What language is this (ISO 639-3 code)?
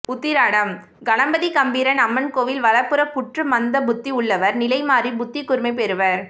tam